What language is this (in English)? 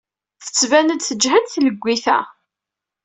Kabyle